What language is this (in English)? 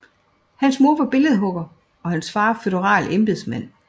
Danish